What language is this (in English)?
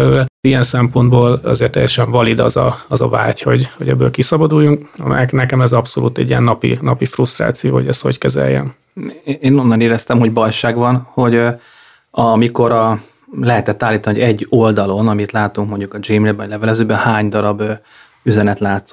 Hungarian